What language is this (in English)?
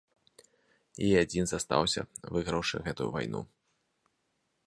Belarusian